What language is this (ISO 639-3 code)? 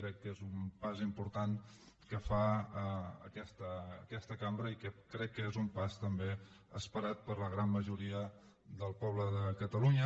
cat